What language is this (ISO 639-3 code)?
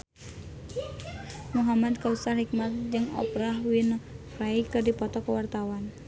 sun